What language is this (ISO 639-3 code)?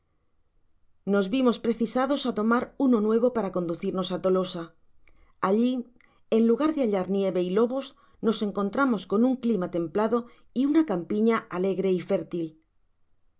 spa